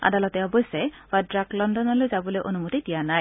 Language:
Assamese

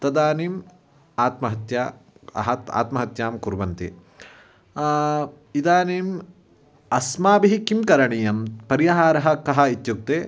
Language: Sanskrit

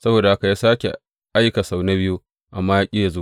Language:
Hausa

